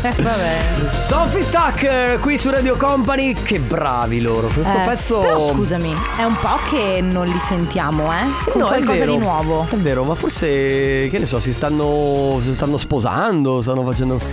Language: Italian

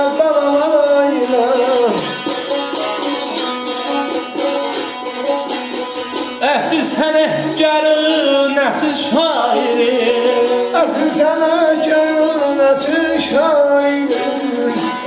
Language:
Indonesian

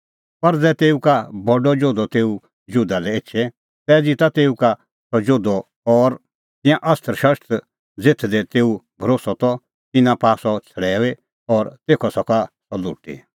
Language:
Kullu Pahari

